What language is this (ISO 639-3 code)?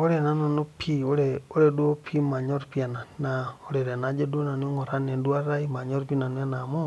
mas